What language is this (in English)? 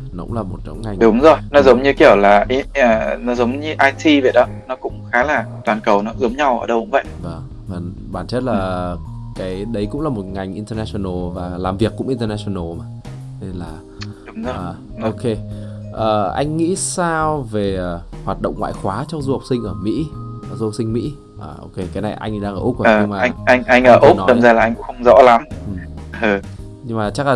Vietnamese